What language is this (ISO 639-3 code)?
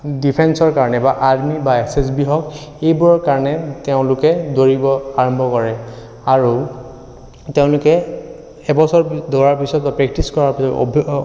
asm